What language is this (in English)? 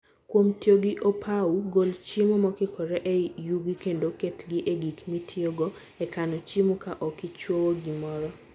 Luo (Kenya and Tanzania)